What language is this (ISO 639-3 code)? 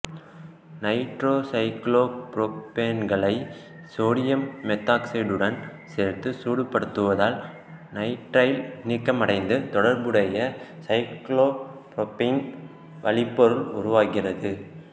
tam